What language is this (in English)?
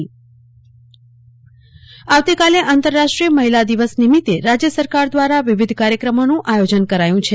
Gujarati